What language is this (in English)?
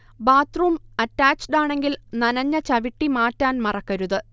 Malayalam